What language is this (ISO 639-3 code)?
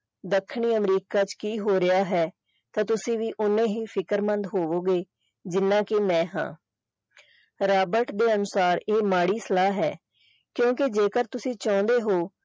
pan